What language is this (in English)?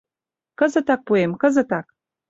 Mari